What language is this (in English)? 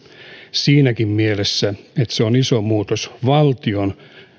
Finnish